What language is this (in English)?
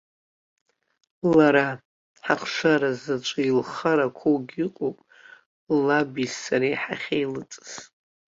Abkhazian